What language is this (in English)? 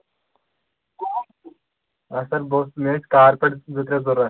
Kashmiri